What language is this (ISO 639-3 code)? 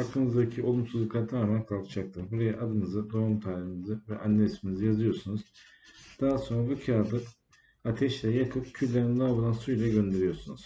tur